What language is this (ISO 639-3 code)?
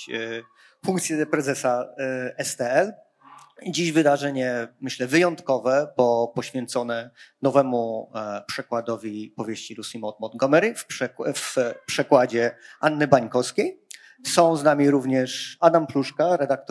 pol